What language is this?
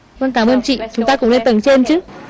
Vietnamese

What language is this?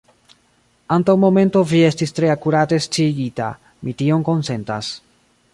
Esperanto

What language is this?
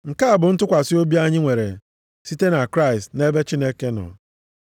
Igbo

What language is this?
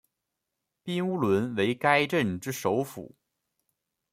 Chinese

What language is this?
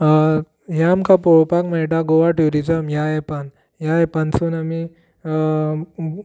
Konkani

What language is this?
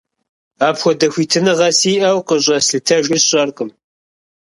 Kabardian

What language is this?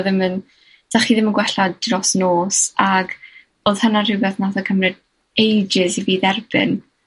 Welsh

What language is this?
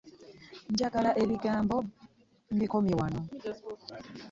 Ganda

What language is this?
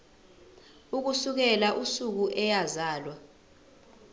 Zulu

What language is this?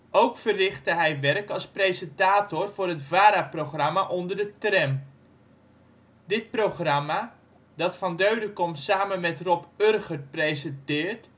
Dutch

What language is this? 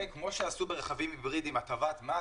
Hebrew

